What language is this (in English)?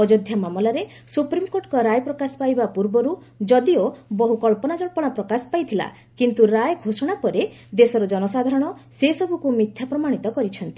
Odia